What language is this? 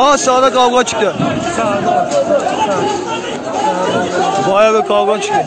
Turkish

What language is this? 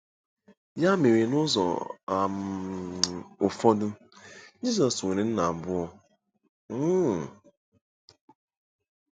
Igbo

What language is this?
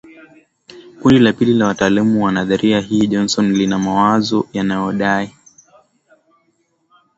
Swahili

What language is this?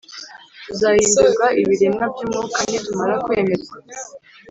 Kinyarwanda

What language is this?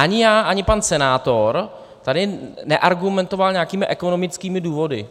Czech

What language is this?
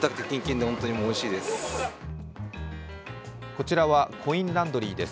Japanese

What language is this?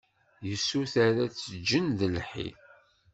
Kabyle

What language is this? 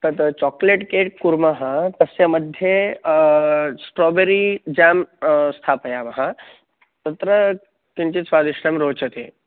Sanskrit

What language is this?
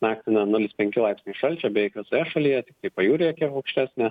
Lithuanian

